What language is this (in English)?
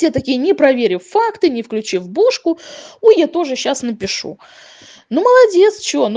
Russian